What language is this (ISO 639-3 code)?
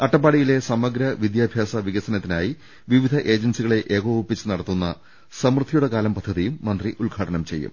mal